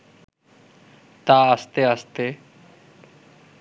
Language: Bangla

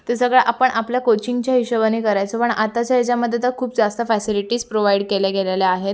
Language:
Marathi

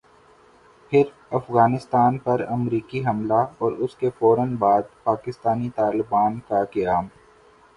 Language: Urdu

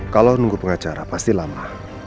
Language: Indonesian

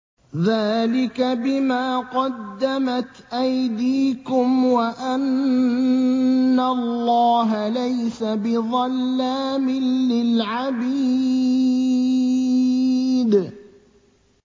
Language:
Arabic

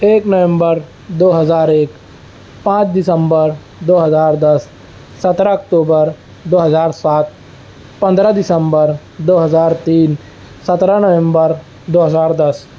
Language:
Urdu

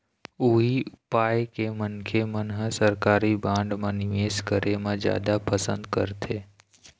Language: Chhattisgarhi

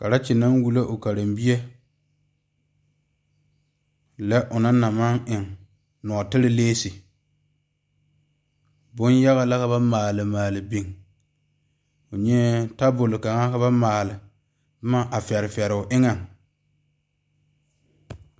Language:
Southern Dagaare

